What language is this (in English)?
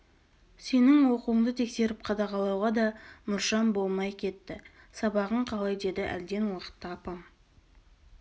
Kazakh